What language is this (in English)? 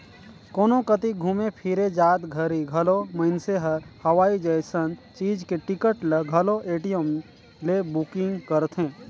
Chhattisgarhi